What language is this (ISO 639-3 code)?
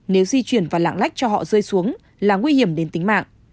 vie